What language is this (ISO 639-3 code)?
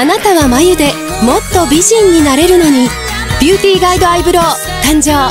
jpn